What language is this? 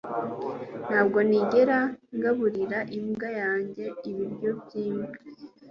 Kinyarwanda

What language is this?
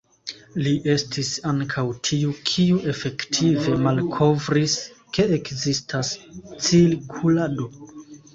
Esperanto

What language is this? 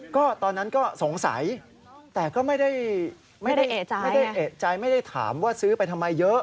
Thai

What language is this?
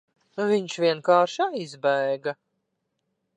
Latvian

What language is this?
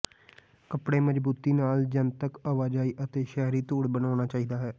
Punjabi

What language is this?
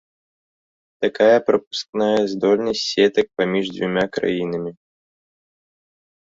Belarusian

